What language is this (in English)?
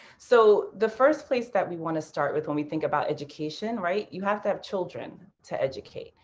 English